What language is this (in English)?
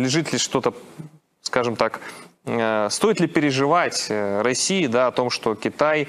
Russian